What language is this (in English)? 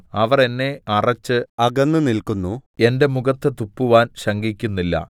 Malayalam